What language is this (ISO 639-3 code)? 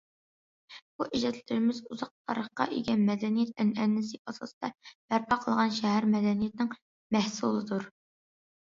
uig